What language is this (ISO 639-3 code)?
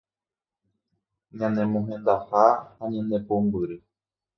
grn